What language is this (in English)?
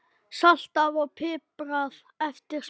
Icelandic